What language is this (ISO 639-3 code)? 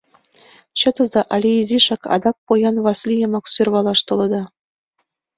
chm